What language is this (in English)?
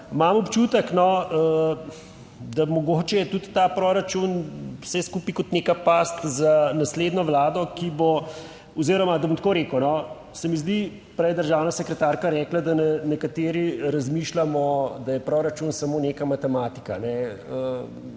Slovenian